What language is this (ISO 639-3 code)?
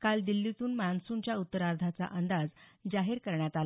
mar